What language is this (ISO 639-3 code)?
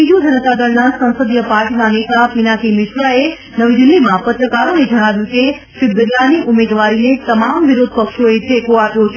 guj